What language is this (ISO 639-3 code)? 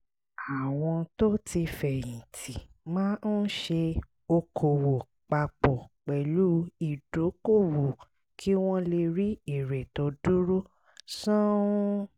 yor